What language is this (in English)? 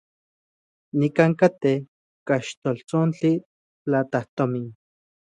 Central Puebla Nahuatl